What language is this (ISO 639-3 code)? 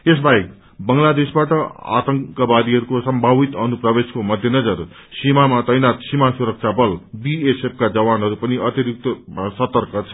nep